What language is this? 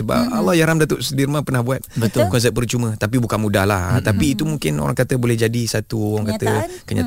Malay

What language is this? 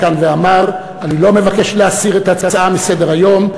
Hebrew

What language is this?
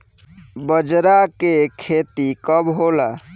Bhojpuri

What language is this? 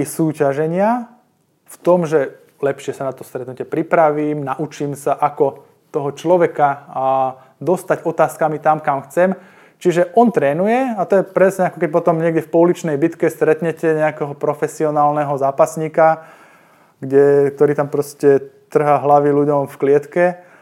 Slovak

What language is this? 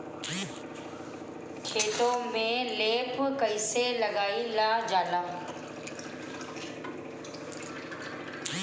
Bhojpuri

